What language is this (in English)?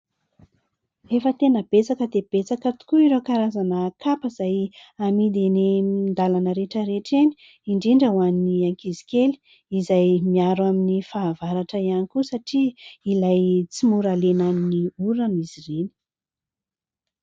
Malagasy